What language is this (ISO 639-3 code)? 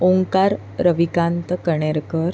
mar